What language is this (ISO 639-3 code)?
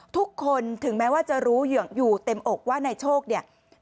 tha